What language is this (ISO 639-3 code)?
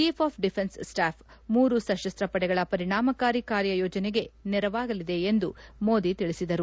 kan